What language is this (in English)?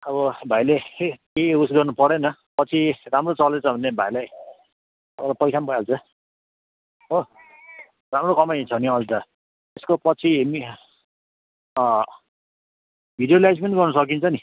Nepali